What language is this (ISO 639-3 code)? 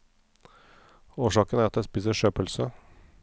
nor